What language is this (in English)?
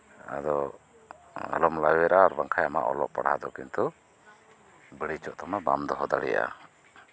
Santali